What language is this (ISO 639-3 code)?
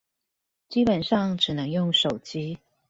zho